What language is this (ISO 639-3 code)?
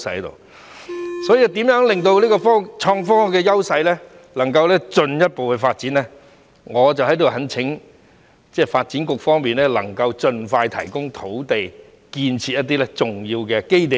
yue